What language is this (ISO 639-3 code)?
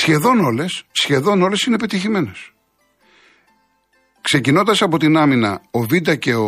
ell